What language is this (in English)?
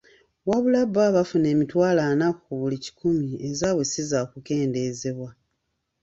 Ganda